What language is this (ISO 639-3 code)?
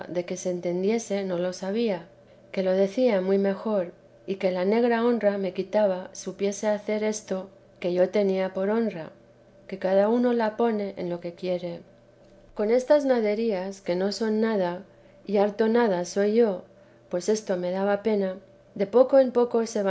spa